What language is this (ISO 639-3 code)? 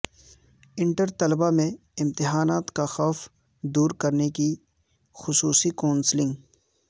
urd